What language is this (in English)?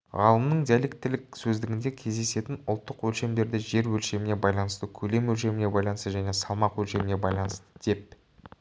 Kazakh